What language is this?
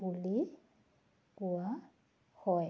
Assamese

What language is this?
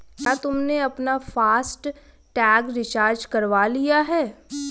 Hindi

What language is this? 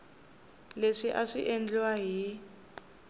Tsonga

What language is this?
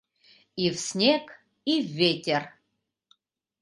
Mari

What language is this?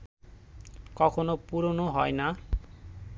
Bangla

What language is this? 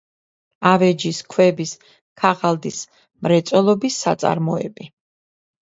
Georgian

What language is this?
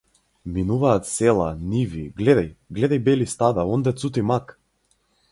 Macedonian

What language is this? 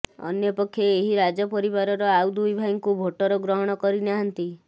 Odia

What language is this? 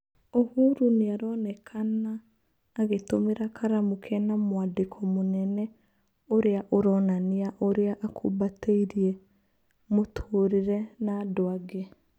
Kikuyu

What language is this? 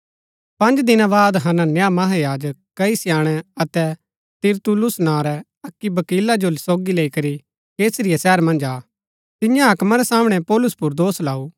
Gaddi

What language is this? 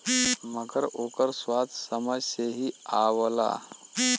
Bhojpuri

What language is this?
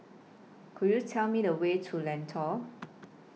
English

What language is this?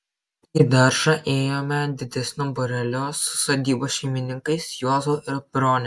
Lithuanian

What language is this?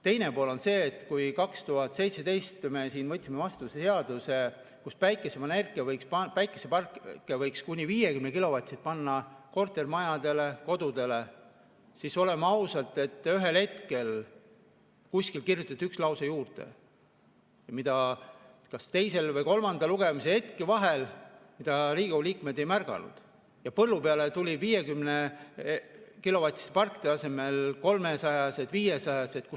Estonian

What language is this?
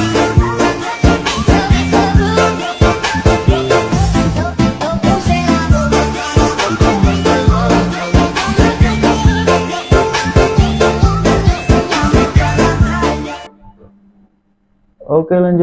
Indonesian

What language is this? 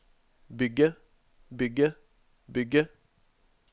Norwegian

